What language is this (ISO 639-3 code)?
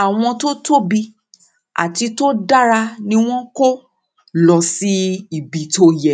yor